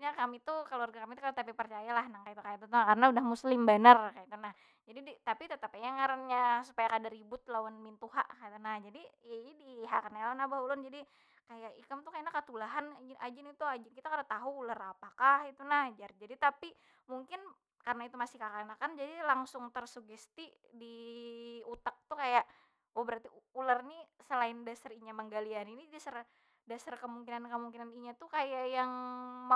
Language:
Banjar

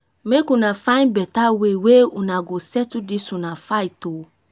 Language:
Nigerian Pidgin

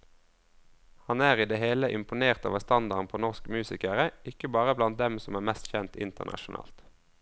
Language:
Norwegian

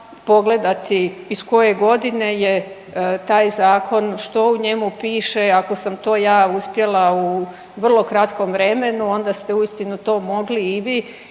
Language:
Croatian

